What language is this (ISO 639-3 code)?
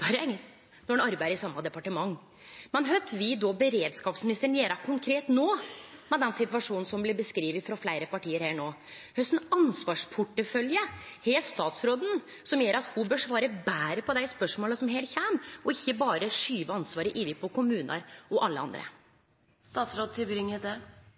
nno